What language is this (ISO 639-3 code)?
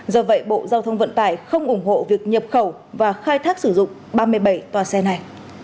vie